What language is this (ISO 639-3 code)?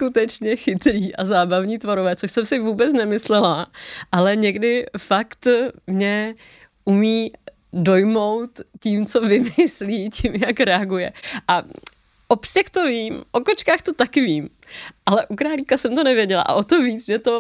ces